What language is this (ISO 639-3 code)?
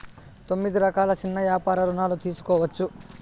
tel